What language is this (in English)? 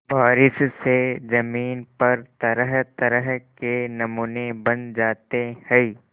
Hindi